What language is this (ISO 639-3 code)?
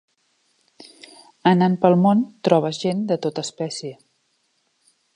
cat